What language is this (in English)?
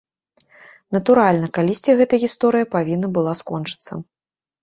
Belarusian